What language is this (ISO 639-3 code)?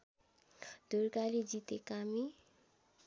nep